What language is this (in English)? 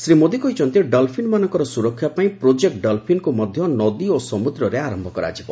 Odia